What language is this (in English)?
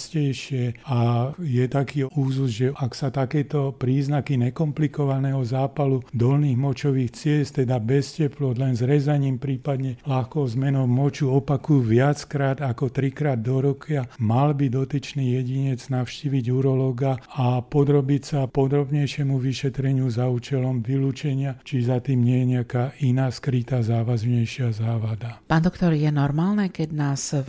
Slovak